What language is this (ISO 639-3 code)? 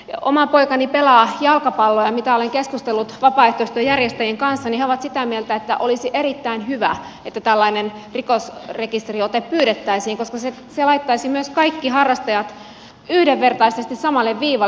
fin